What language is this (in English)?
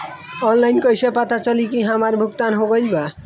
Bhojpuri